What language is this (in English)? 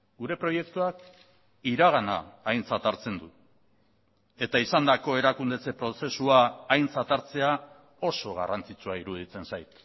Basque